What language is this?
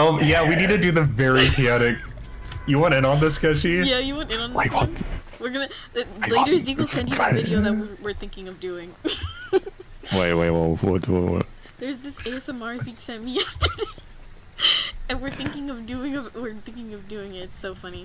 English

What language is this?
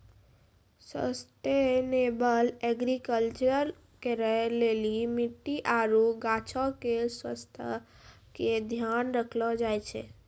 Maithili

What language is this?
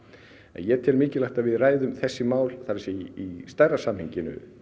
Icelandic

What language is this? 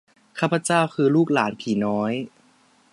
Thai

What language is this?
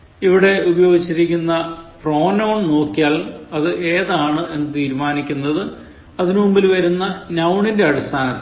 Malayalam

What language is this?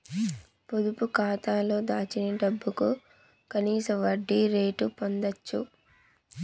Telugu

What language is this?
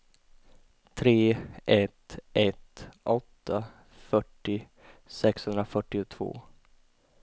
Swedish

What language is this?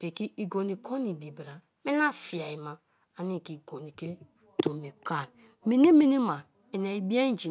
Kalabari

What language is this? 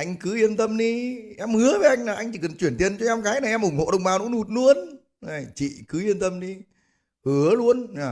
Vietnamese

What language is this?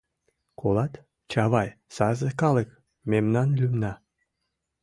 Mari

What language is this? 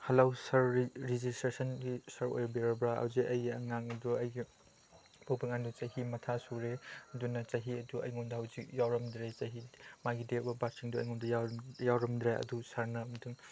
Manipuri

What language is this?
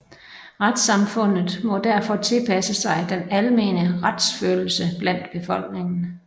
Danish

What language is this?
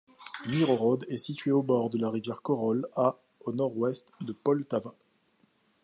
French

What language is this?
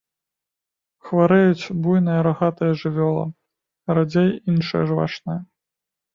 Belarusian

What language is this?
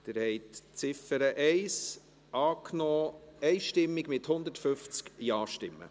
Swiss German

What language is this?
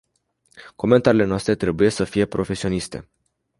Romanian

